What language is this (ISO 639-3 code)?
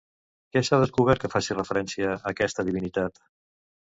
cat